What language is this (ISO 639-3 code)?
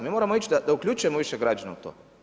hrv